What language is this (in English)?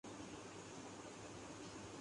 Urdu